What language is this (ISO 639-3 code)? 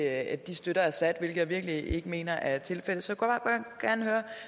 dan